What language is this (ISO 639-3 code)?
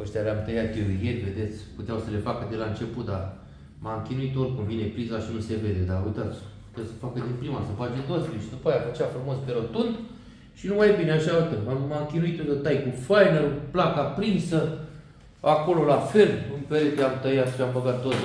ron